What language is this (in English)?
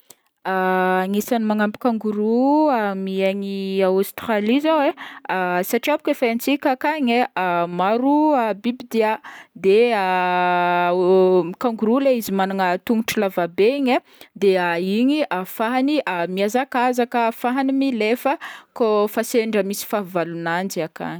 Northern Betsimisaraka Malagasy